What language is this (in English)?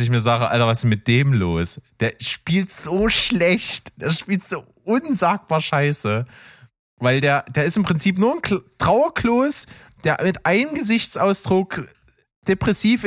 German